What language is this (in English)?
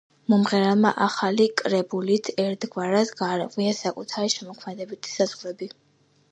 Georgian